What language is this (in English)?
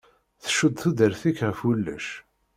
Kabyle